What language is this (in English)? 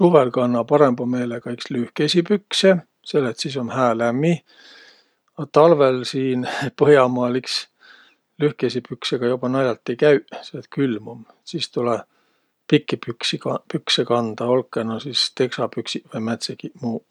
Võro